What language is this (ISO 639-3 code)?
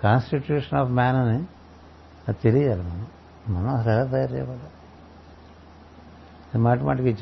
tel